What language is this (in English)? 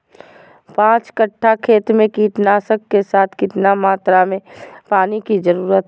Magahi